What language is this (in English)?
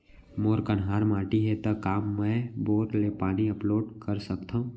Chhattisgarhi